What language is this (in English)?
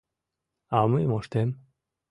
Mari